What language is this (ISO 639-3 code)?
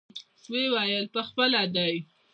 pus